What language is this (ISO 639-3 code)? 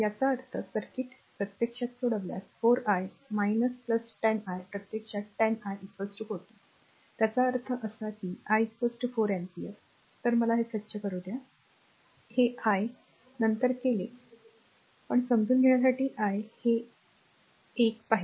mar